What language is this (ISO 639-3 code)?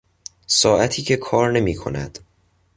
fas